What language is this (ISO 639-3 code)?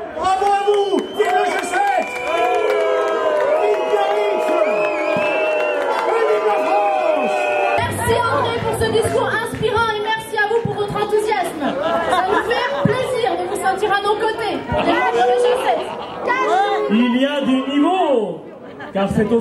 fra